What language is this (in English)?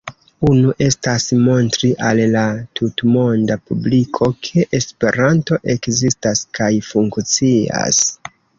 Esperanto